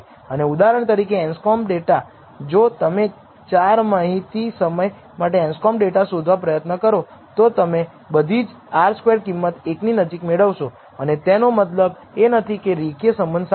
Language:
Gujarati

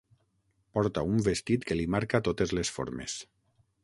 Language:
Catalan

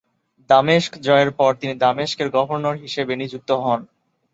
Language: Bangla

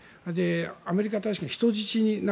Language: Japanese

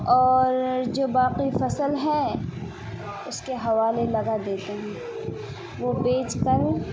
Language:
Urdu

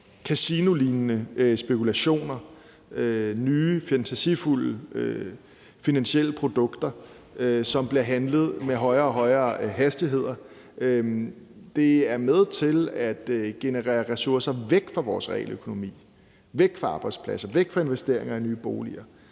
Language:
Danish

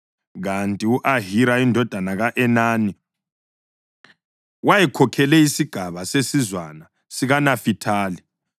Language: North Ndebele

